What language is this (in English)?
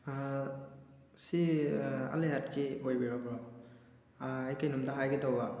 Manipuri